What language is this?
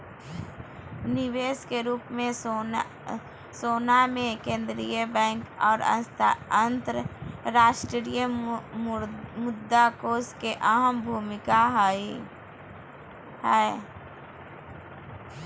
Magahi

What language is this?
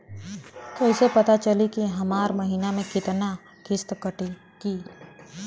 Bhojpuri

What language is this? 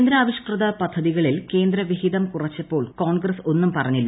Malayalam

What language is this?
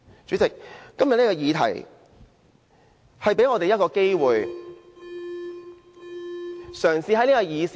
Cantonese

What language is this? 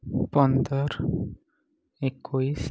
Odia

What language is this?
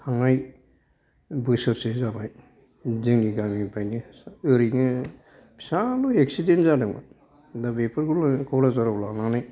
Bodo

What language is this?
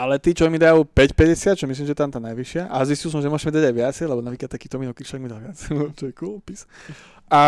Slovak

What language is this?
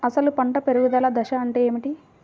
Telugu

